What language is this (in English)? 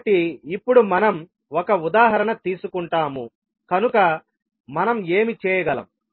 Telugu